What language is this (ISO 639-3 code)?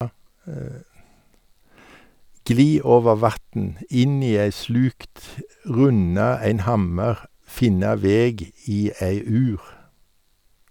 nor